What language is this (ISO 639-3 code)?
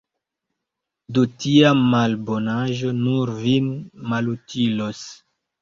epo